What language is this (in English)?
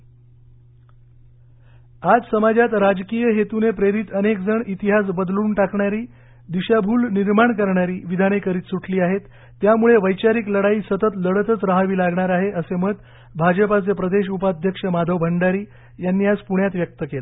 Marathi